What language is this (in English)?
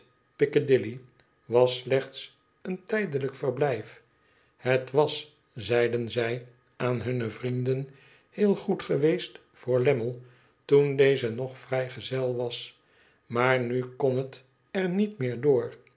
Dutch